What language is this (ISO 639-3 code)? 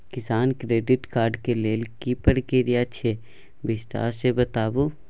mai